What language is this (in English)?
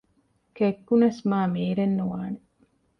Divehi